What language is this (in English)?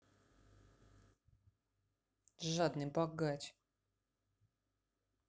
Russian